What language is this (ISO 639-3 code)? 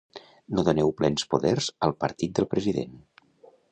cat